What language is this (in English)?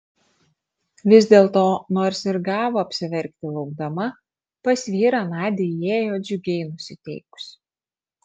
Lithuanian